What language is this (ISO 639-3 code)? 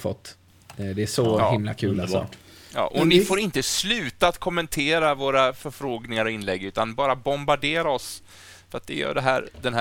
swe